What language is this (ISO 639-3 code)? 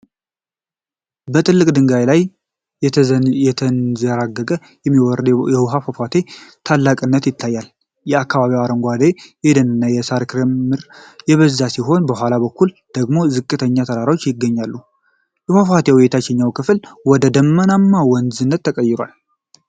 amh